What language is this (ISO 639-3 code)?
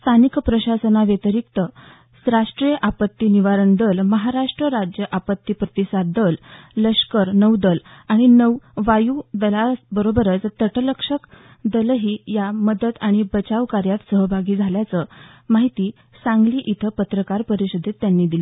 mar